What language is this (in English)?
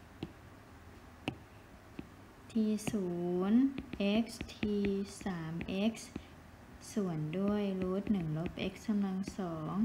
Thai